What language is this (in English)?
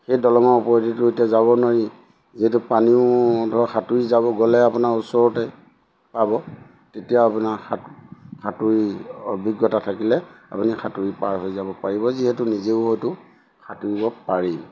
Assamese